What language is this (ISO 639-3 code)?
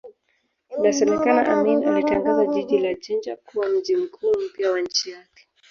swa